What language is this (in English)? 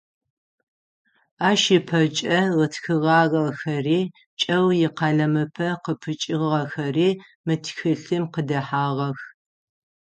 Adyghe